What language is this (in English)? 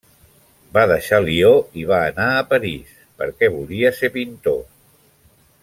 Catalan